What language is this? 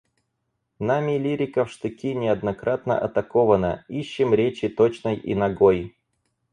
Russian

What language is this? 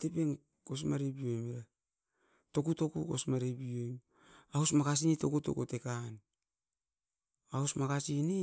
Askopan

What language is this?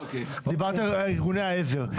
Hebrew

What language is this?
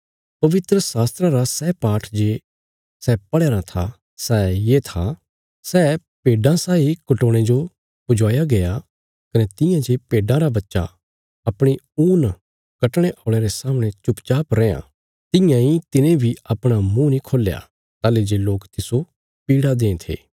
Bilaspuri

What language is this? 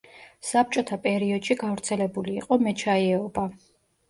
Georgian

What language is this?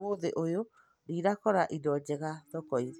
Kikuyu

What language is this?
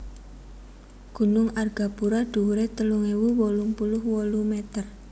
Javanese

